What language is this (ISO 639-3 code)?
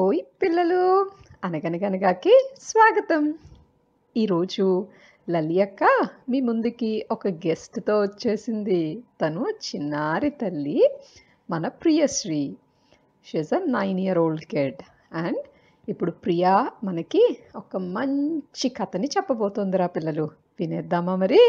tel